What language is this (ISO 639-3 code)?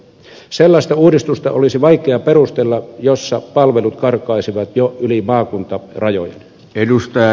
fin